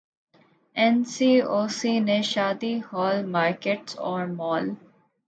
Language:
Urdu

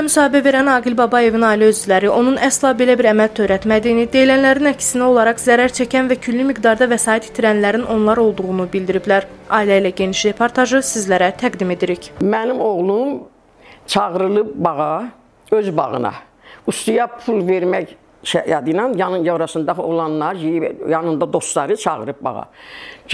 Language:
Turkish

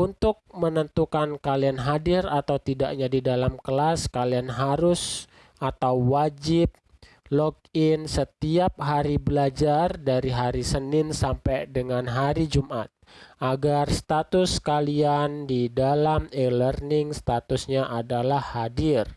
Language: Indonesian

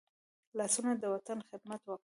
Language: Pashto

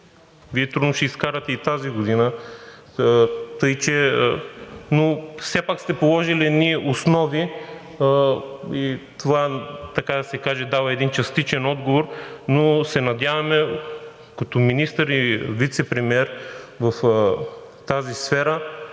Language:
Bulgarian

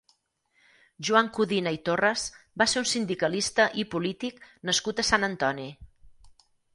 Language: Catalan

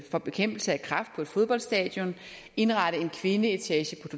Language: Danish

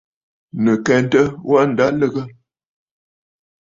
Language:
Bafut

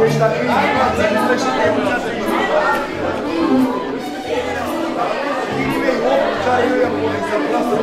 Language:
Romanian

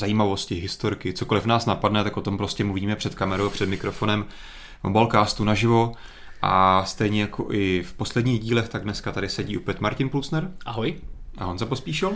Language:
Czech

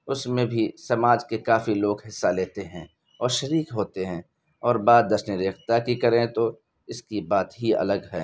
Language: Urdu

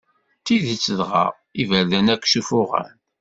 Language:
Kabyle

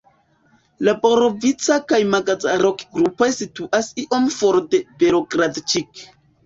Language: Esperanto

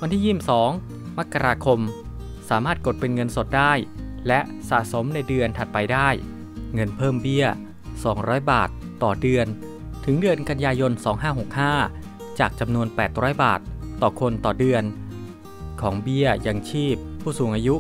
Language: Thai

